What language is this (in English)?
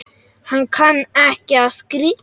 Icelandic